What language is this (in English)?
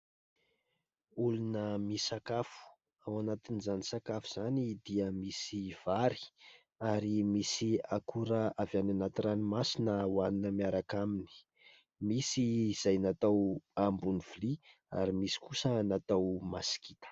Malagasy